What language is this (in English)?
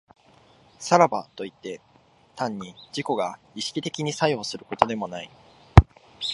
Japanese